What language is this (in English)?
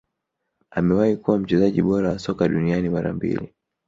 Swahili